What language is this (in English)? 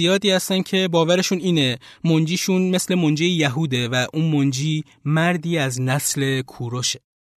Persian